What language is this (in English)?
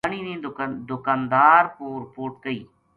Gujari